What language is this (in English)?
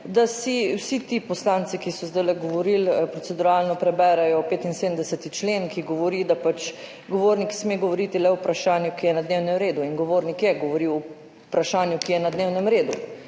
Slovenian